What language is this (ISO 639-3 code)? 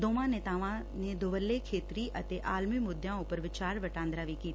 pan